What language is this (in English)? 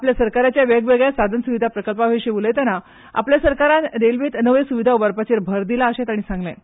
Konkani